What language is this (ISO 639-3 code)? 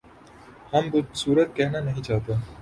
urd